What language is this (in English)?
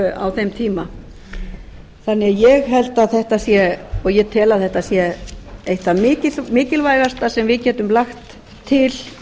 Icelandic